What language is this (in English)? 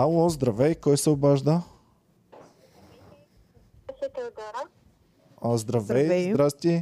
Bulgarian